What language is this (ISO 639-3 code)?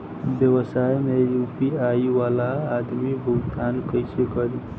bho